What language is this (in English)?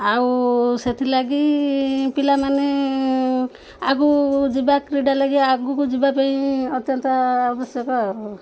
Odia